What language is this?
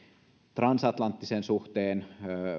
Finnish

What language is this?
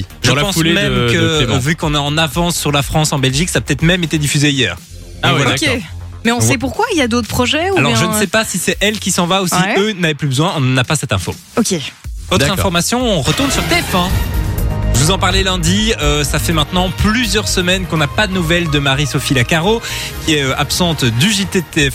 French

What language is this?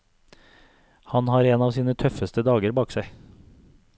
Norwegian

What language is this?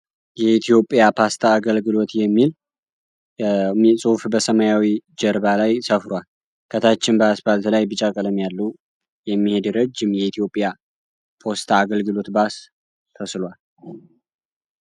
Amharic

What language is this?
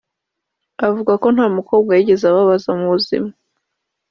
Kinyarwanda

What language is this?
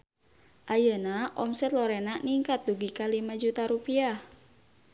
Sundanese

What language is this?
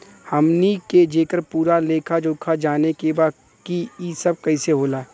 Bhojpuri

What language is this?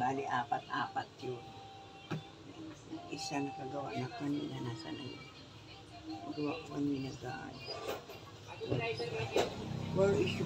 Filipino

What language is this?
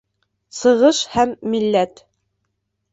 Bashkir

